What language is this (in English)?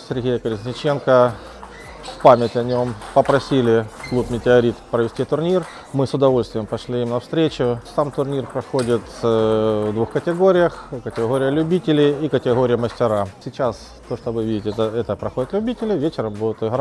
Russian